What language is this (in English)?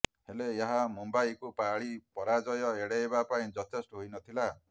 Odia